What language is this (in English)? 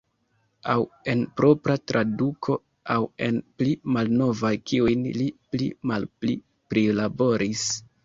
Esperanto